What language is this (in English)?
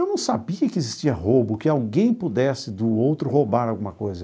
Portuguese